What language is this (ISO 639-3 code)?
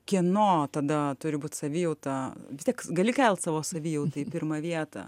lit